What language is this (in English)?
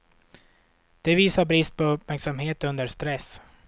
Swedish